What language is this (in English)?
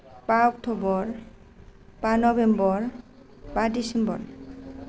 Bodo